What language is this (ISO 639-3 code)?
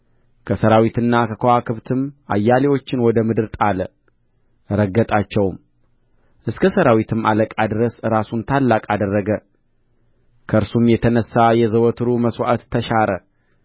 amh